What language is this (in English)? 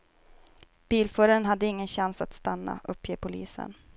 Swedish